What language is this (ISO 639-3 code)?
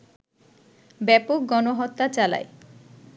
ben